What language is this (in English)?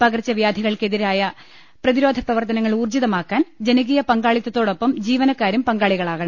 Malayalam